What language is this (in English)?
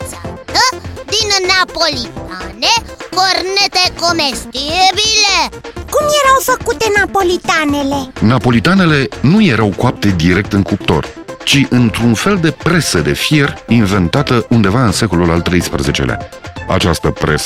Romanian